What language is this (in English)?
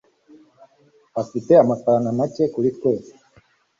Kinyarwanda